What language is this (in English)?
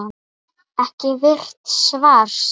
Icelandic